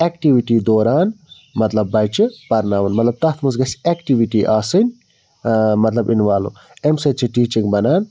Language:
Kashmiri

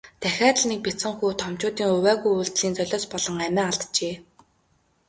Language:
Mongolian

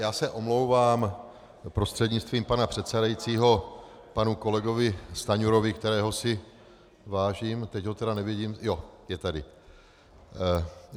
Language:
Czech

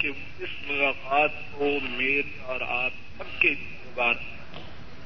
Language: Urdu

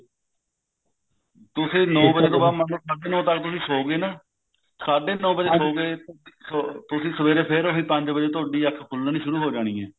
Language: Punjabi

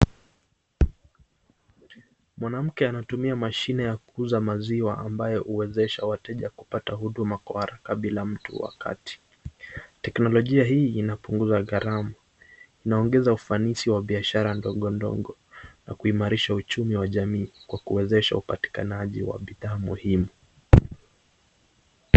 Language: Swahili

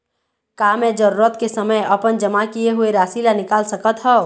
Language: Chhattisgarhi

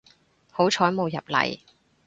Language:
Cantonese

